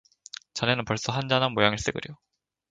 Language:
Korean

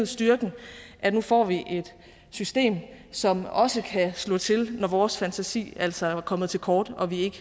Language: Danish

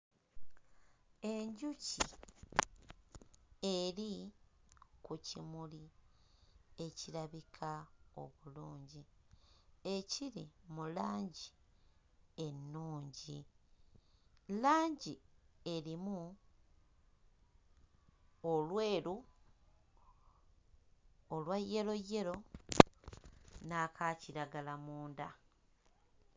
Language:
Ganda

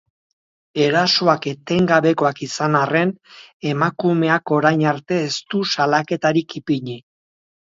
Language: Basque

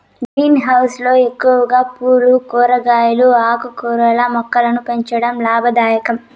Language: Telugu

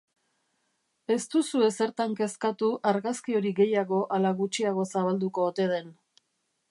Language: Basque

